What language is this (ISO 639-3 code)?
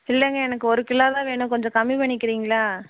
tam